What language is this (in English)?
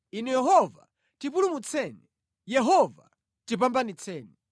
Nyanja